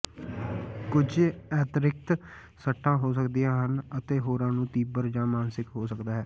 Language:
Punjabi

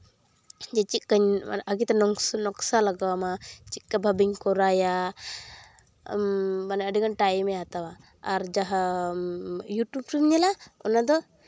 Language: Santali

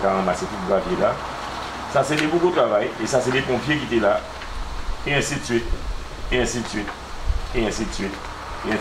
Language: French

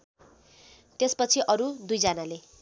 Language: Nepali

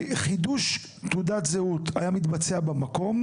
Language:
Hebrew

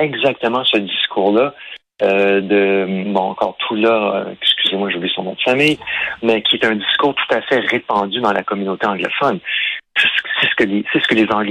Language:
French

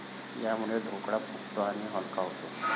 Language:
Marathi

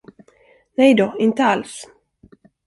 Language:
Swedish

